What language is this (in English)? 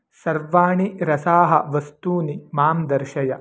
Sanskrit